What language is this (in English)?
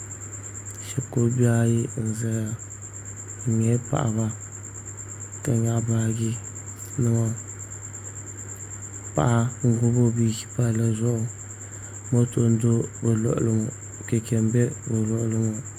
Dagbani